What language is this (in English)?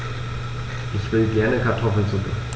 German